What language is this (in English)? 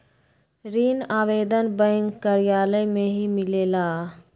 Magahi